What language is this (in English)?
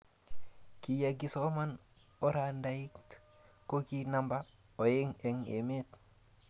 Kalenjin